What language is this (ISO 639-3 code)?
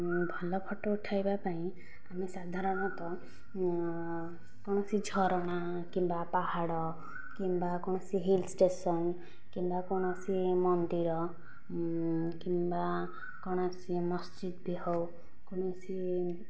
ori